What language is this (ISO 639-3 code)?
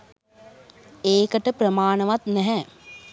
sin